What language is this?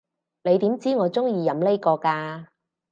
Cantonese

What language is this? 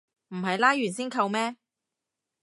Cantonese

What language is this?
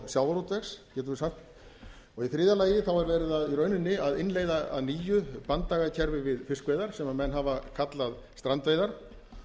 Icelandic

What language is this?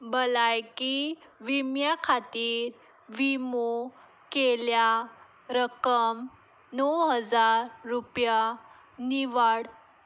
Konkani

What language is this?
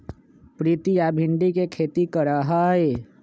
Magahi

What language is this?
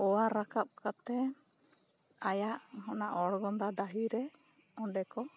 Santali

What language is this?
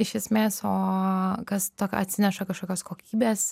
Lithuanian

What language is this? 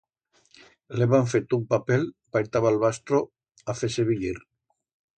Aragonese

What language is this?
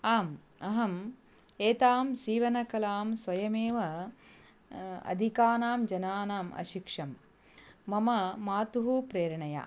Sanskrit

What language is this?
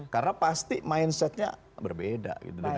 Indonesian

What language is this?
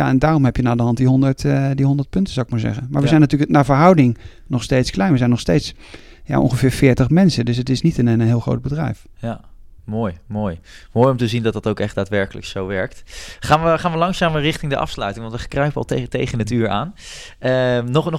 Dutch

